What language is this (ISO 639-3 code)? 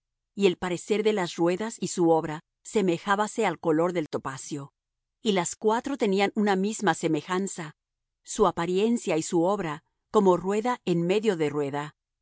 spa